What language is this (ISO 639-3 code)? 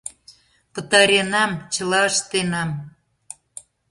chm